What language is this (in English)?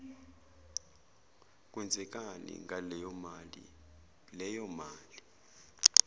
Zulu